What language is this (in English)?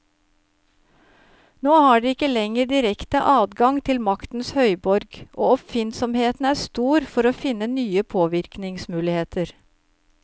Norwegian